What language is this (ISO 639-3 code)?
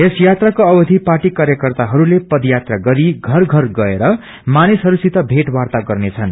nep